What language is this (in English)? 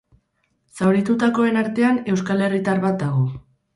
Basque